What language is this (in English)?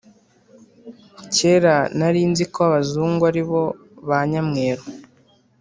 Kinyarwanda